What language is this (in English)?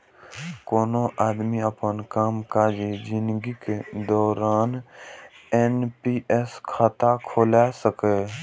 Maithili